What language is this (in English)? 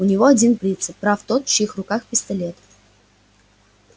Russian